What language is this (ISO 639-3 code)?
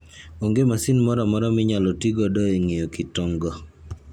luo